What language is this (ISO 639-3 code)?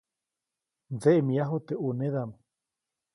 zoc